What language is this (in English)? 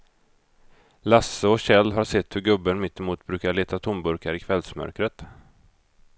Swedish